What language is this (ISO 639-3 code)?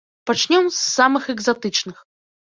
bel